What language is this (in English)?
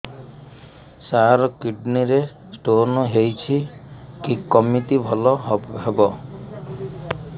Odia